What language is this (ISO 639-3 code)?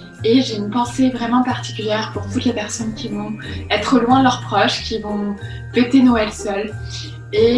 fra